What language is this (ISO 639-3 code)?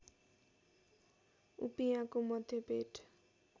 nep